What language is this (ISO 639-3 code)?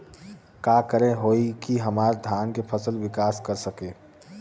bho